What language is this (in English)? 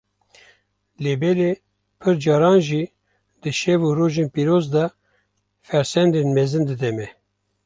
Kurdish